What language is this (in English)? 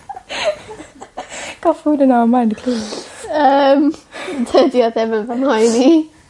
Welsh